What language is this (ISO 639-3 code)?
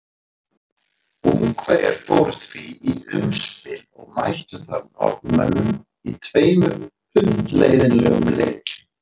isl